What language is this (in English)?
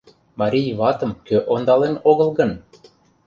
Mari